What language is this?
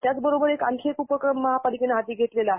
Marathi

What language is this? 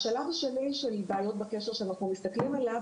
Hebrew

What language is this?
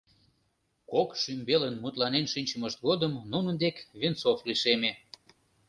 Mari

